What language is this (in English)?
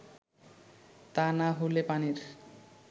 Bangla